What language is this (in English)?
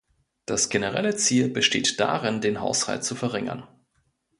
German